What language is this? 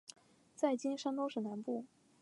Chinese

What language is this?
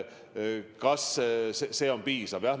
Estonian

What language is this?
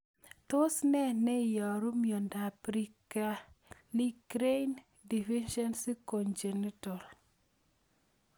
Kalenjin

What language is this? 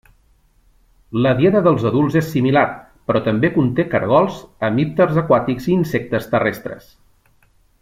Catalan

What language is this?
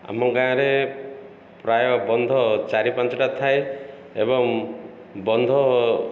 Odia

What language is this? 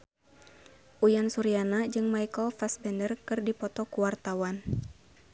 Sundanese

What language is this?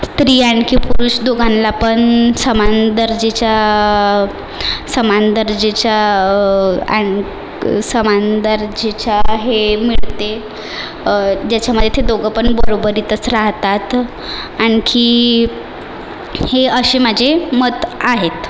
Marathi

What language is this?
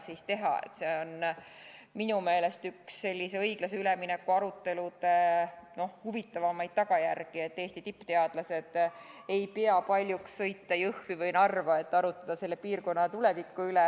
Estonian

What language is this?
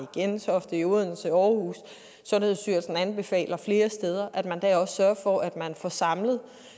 Danish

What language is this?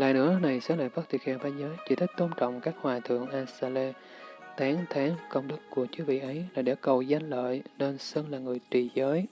Vietnamese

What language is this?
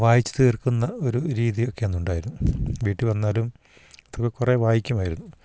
Malayalam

